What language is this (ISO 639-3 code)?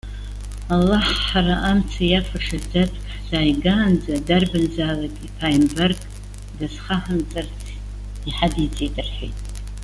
abk